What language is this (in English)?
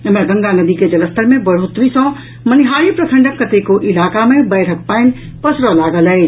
Maithili